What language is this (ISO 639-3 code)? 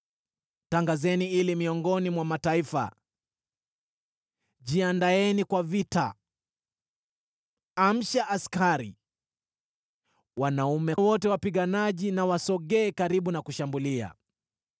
swa